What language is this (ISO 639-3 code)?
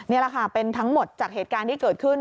tha